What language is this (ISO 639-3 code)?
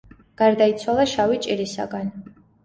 kat